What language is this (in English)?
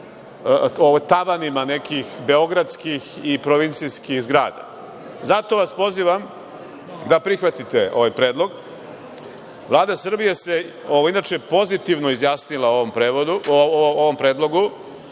Serbian